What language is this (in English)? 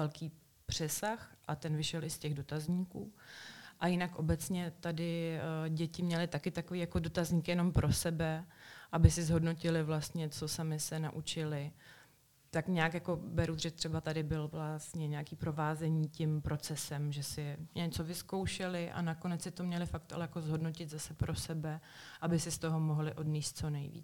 Czech